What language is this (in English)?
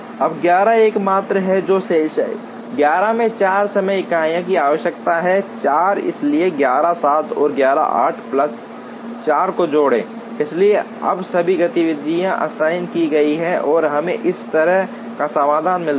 Hindi